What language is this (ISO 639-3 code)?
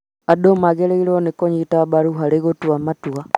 kik